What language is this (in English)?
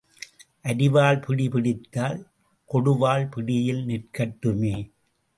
Tamil